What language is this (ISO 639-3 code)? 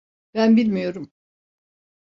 tur